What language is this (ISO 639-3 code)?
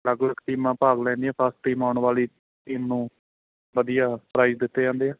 pan